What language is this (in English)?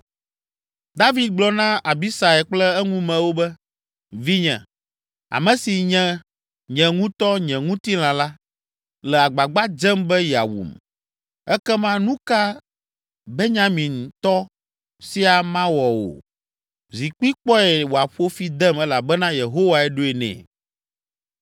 Ewe